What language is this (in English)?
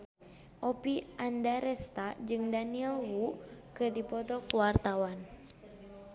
Sundanese